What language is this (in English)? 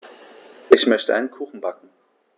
German